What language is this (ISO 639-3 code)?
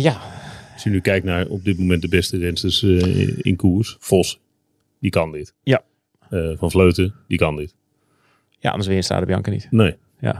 nld